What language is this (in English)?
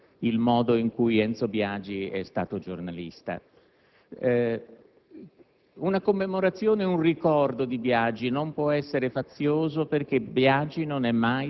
Italian